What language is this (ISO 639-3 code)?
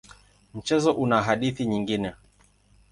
swa